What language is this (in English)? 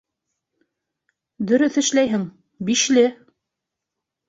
Bashkir